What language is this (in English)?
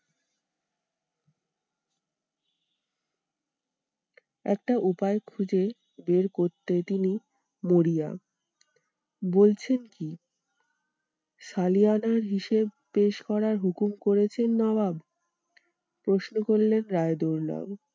Bangla